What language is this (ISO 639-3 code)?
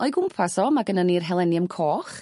cym